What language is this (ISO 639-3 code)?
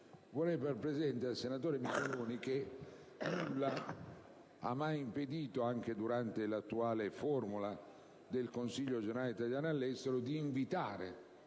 ita